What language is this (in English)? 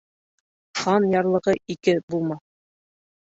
Bashkir